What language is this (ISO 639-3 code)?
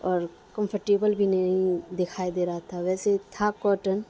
urd